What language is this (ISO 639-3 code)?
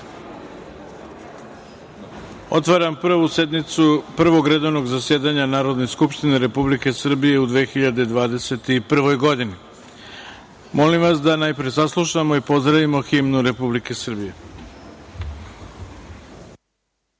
srp